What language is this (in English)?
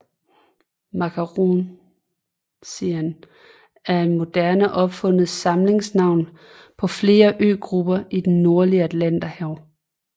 Danish